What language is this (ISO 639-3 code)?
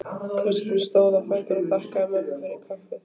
isl